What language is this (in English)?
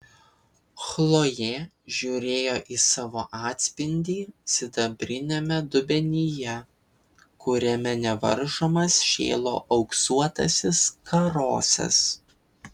Lithuanian